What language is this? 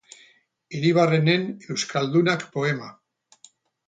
Basque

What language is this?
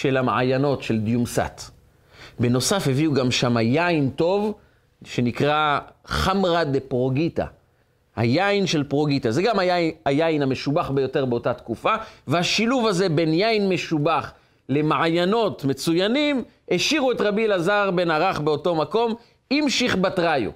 Hebrew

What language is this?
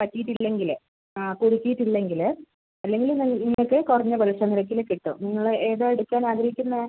Malayalam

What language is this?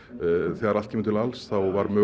Icelandic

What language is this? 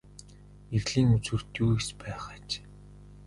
Mongolian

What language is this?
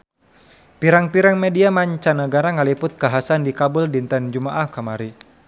Sundanese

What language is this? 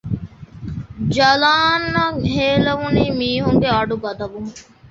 Divehi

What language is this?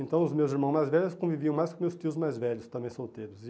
Portuguese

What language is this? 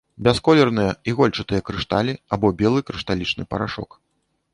Belarusian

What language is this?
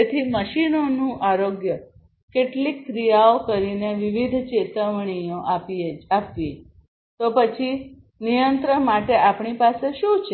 Gujarati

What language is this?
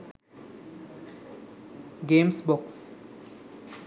Sinhala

